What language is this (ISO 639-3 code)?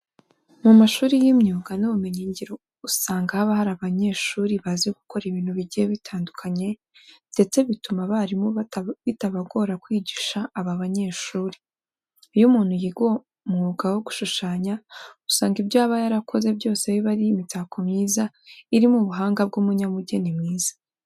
kin